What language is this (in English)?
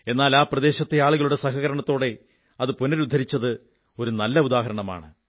Malayalam